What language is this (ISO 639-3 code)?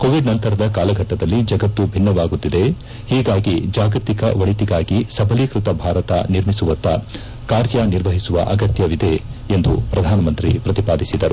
kan